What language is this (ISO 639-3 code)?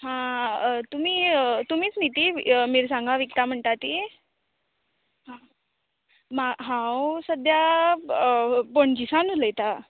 kok